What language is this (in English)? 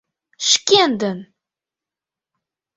Mari